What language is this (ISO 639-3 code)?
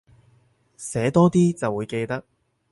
yue